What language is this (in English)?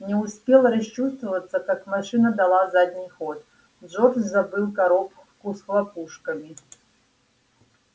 Russian